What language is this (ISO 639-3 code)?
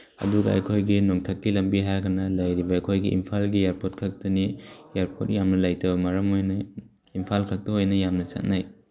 mni